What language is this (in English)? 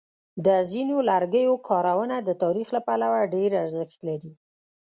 Pashto